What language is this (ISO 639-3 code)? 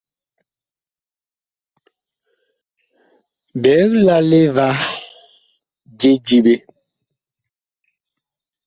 bkh